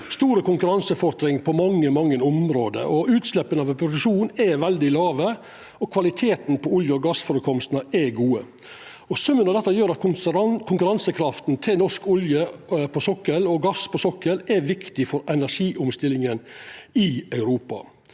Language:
Norwegian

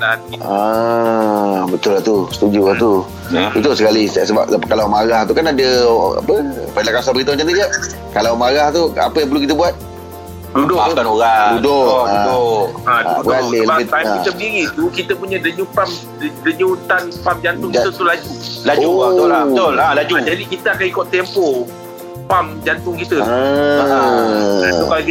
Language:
Malay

